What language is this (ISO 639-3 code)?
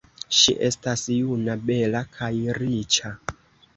epo